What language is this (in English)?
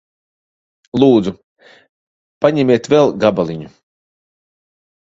Latvian